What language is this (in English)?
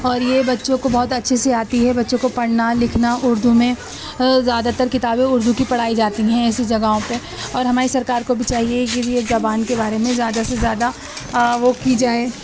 Urdu